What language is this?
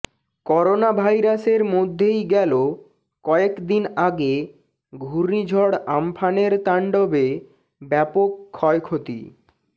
Bangla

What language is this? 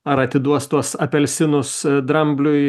Lithuanian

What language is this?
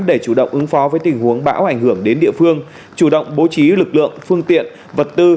Vietnamese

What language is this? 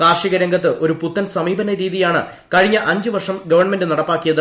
Malayalam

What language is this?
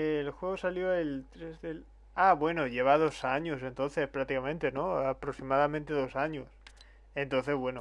Spanish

